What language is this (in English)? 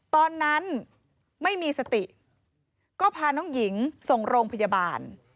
Thai